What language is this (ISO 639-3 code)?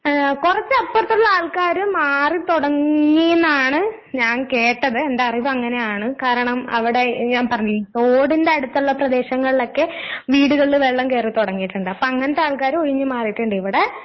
mal